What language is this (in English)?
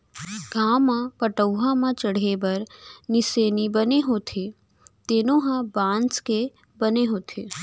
Chhattisgarhi